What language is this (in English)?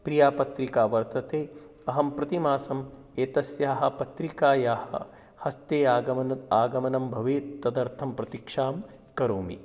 Sanskrit